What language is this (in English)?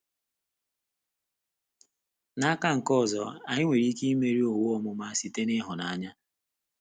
Igbo